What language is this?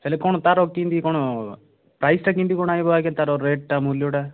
Odia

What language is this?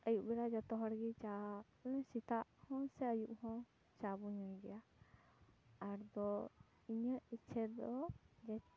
Santali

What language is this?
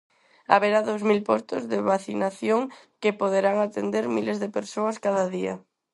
Galician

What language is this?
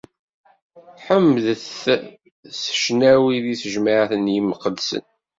Kabyle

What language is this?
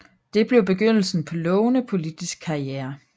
Danish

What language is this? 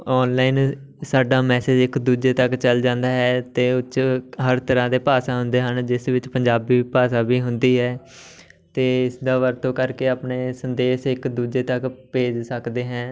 Punjabi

